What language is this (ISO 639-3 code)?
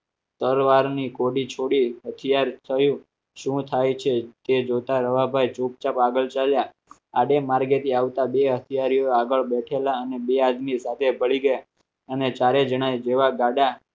guj